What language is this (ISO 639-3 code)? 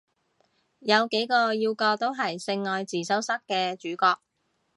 yue